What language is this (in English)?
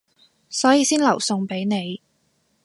Cantonese